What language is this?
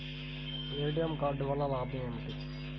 Telugu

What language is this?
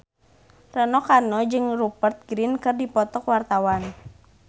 Sundanese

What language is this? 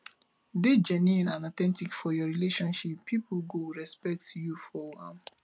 Nigerian Pidgin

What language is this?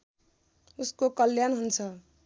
Nepali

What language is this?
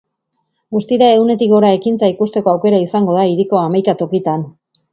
Basque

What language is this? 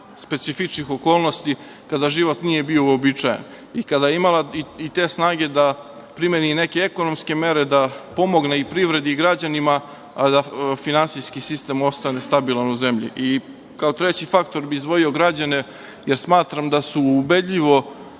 Serbian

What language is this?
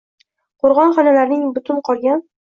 Uzbek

